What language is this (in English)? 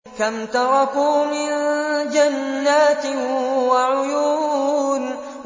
Arabic